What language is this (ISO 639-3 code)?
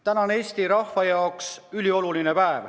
est